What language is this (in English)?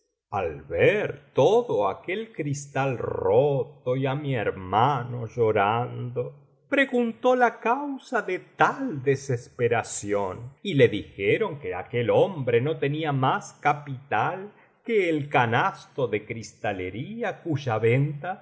Spanish